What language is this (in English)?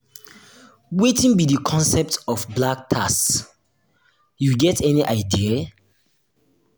Nigerian Pidgin